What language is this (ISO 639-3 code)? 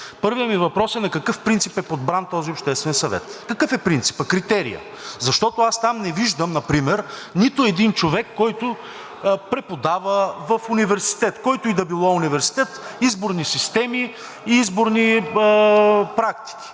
bul